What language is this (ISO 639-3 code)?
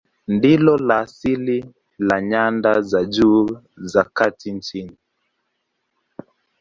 swa